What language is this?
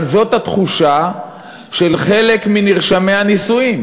Hebrew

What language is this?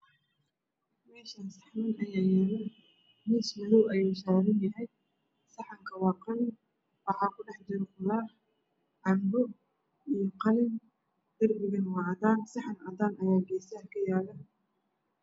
Somali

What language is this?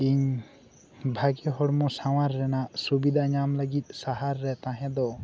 Santali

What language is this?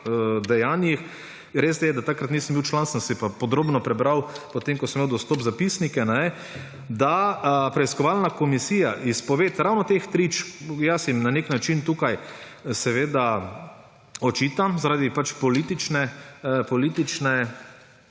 Slovenian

